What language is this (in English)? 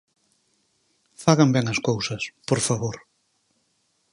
Galician